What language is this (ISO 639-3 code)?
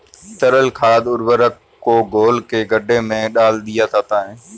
hin